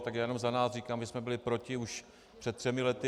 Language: Czech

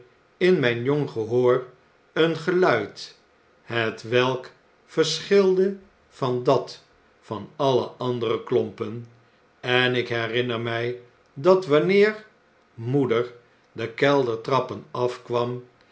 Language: Dutch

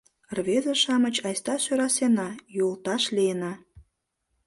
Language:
Mari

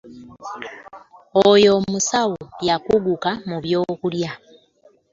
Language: Ganda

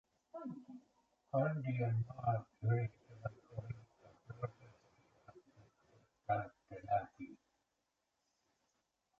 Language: Finnish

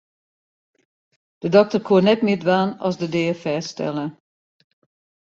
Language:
Western Frisian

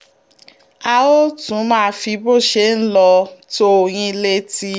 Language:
Yoruba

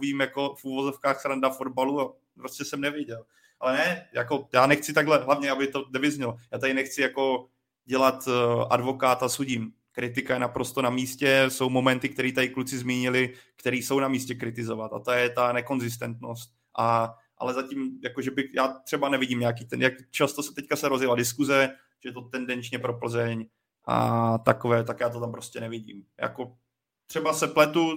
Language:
Czech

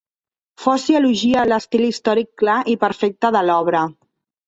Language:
Catalan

